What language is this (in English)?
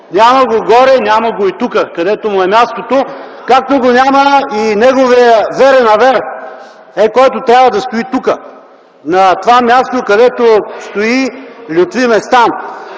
Bulgarian